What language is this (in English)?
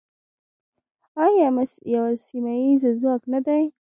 Pashto